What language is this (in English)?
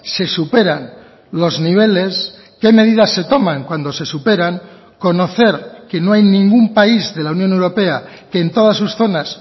Spanish